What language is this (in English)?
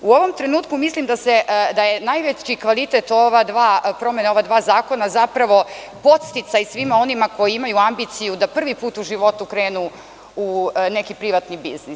Serbian